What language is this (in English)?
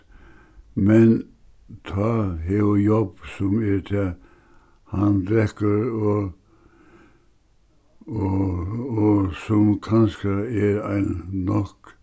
Faroese